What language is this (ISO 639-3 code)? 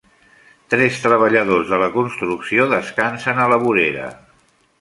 cat